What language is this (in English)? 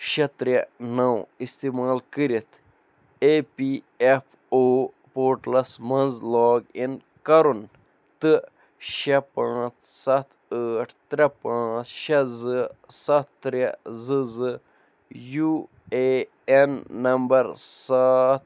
Kashmiri